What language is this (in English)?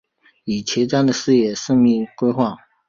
Chinese